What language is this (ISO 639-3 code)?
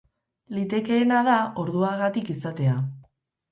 eus